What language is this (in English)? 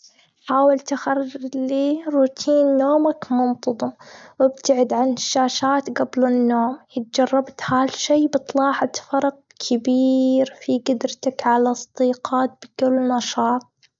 Gulf Arabic